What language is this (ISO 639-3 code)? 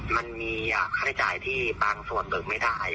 tha